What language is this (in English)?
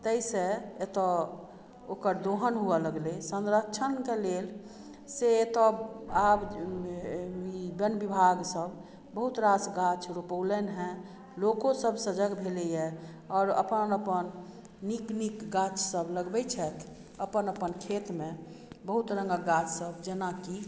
Maithili